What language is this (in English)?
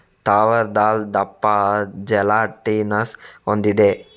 Kannada